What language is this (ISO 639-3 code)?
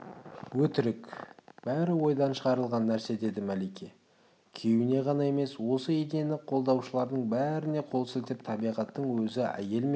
kaz